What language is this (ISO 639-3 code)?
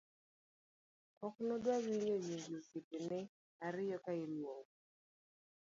luo